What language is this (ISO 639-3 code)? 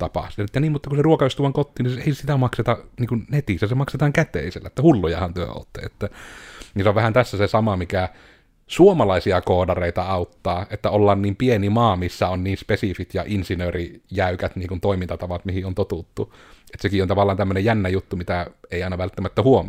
fin